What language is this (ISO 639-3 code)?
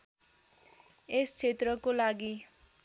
nep